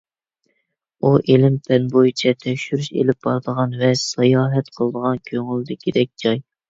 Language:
Uyghur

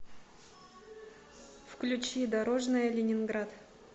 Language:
Russian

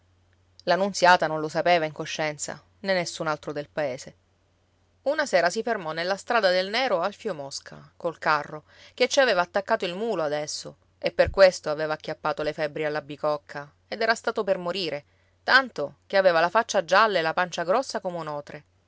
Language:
Italian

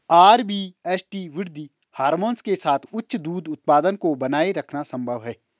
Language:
Hindi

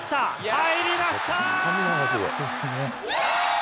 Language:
Japanese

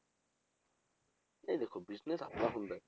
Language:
Punjabi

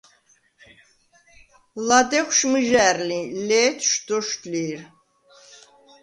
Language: Svan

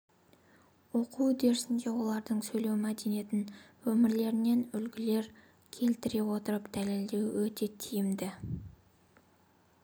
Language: Kazakh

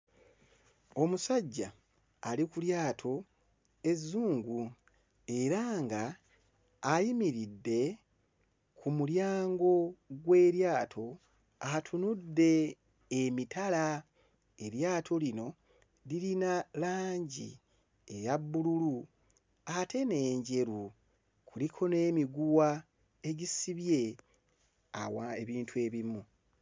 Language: Ganda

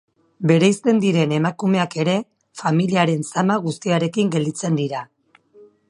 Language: Basque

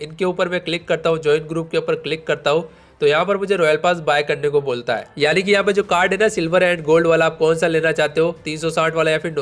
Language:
Hindi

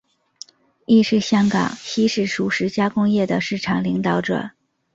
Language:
Chinese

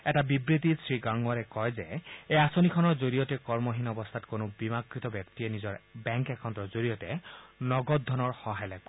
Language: Assamese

